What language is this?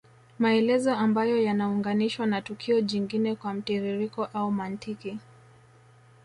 Swahili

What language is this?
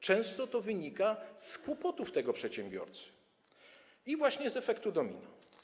Polish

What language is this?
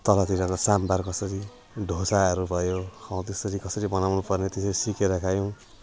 Nepali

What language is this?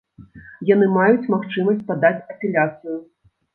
Belarusian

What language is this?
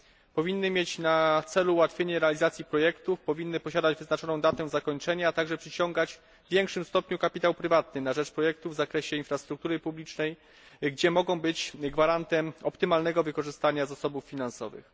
Polish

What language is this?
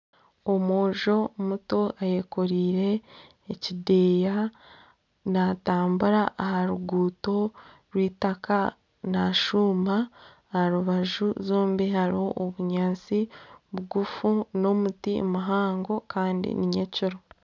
Nyankole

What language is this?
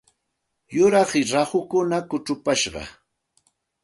Santa Ana de Tusi Pasco Quechua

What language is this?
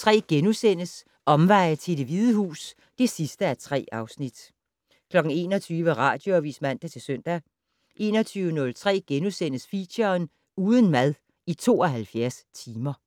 Danish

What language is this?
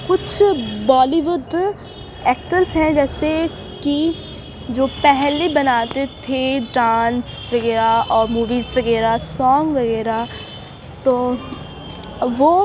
Urdu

